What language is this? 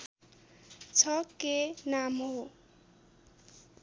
Nepali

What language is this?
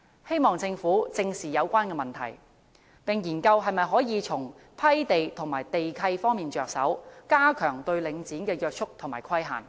Cantonese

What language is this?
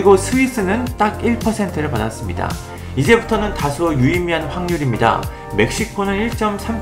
Korean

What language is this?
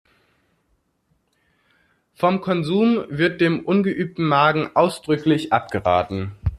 German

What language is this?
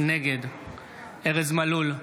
Hebrew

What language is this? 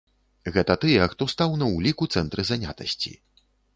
Belarusian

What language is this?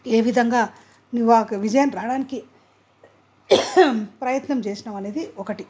Telugu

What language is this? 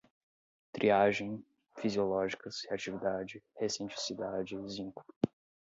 Portuguese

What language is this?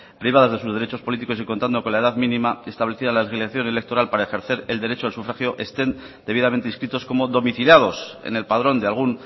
Spanish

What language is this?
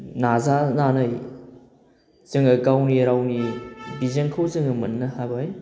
Bodo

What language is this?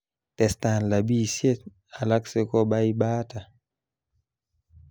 Kalenjin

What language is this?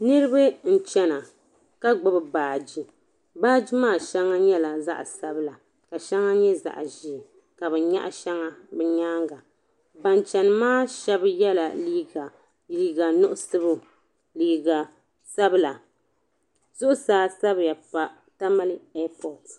Dagbani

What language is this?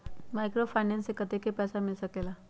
Magahi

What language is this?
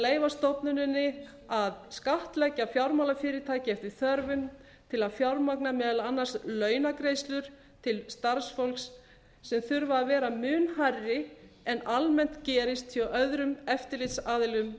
Icelandic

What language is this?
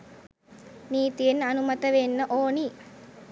Sinhala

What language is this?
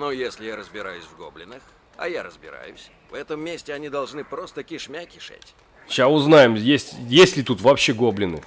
Russian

